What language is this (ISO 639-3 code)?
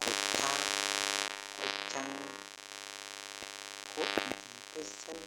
kln